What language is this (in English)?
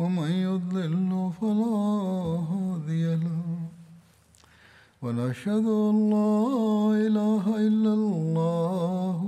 Bulgarian